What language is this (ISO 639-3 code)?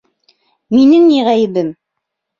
bak